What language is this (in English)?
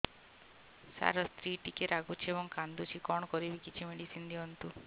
Odia